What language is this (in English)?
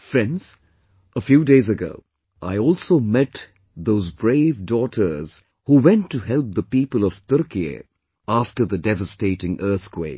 English